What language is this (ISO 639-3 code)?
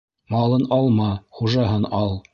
bak